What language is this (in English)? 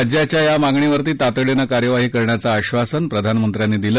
Marathi